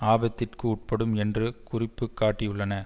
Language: Tamil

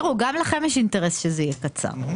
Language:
Hebrew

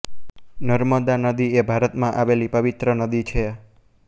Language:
Gujarati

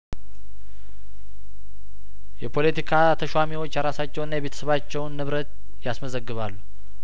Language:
Amharic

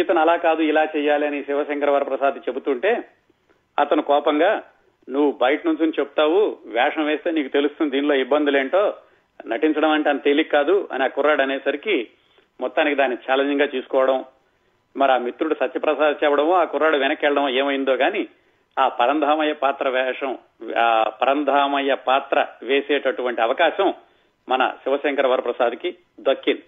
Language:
Telugu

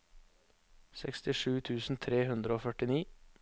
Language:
Norwegian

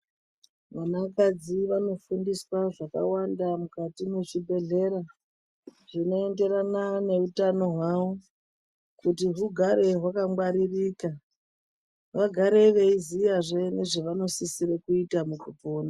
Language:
Ndau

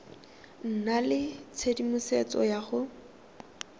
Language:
Tswana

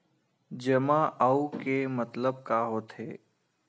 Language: Chhattisgarhi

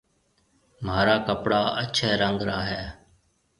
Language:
Marwari (Pakistan)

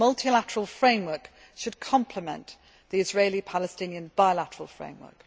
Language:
English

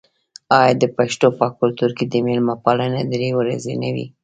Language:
Pashto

